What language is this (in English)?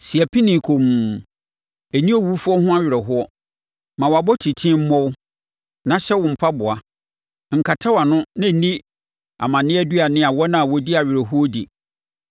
Akan